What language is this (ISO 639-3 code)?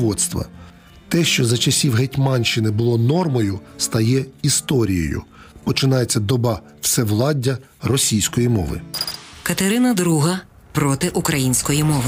ukr